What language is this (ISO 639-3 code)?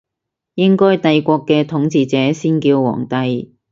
yue